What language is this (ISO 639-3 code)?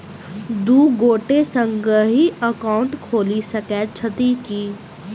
mai